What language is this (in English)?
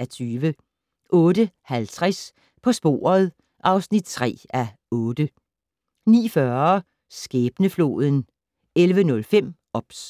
Danish